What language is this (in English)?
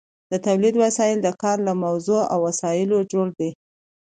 Pashto